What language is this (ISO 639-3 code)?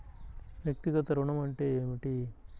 tel